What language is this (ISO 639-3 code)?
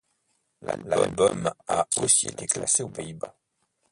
fra